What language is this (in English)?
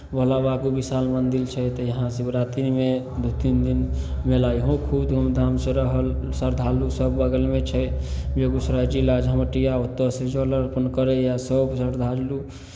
Maithili